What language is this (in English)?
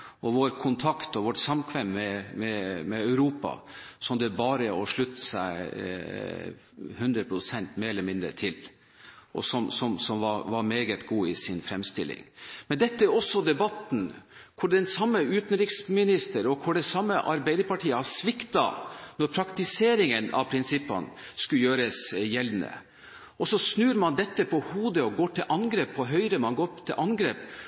Norwegian Bokmål